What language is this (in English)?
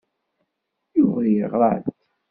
Kabyle